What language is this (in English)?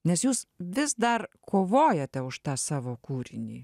Lithuanian